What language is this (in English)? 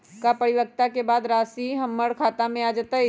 Magahi